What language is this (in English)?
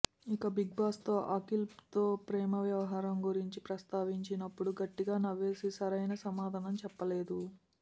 Telugu